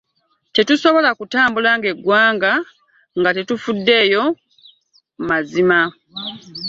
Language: Ganda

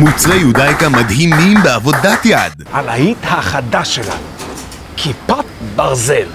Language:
Hebrew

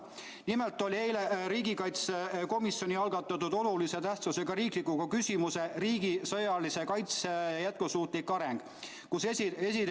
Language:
Estonian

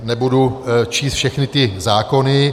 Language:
Czech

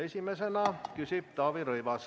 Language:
Estonian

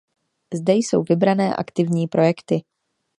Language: Czech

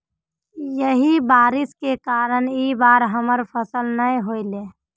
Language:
Magahi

